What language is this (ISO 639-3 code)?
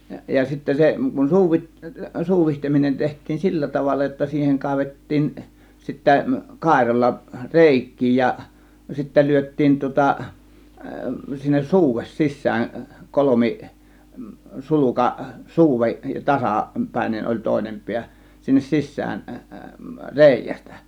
fin